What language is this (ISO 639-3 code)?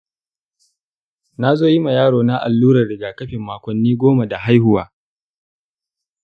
hau